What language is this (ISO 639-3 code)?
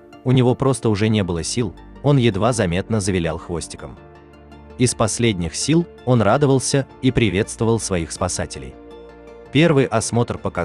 rus